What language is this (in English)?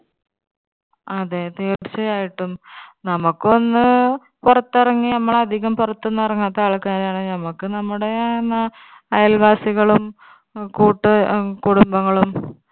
Malayalam